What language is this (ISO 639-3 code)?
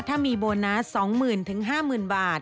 tha